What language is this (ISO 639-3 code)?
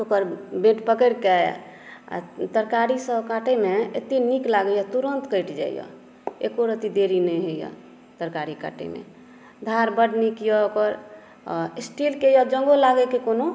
mai